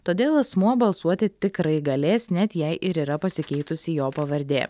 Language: Lithuanian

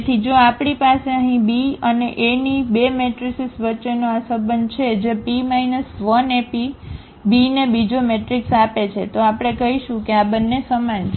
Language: Gujarati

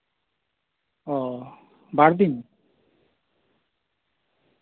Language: Santali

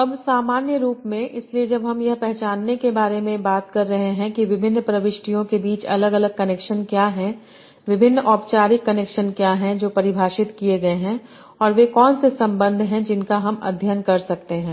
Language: Hindi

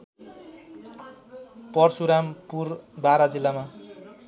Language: Nepali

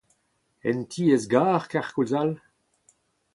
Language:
Breton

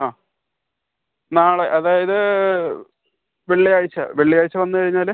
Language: Malayalam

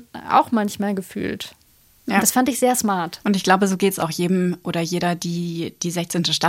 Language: German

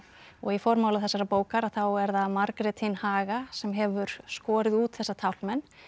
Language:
Icelandic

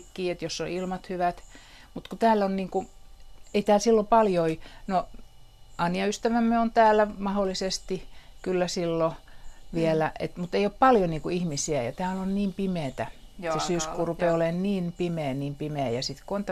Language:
Finnish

